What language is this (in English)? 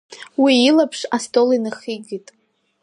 Abkhazian